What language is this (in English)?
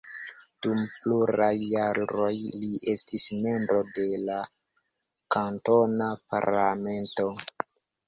Esperanto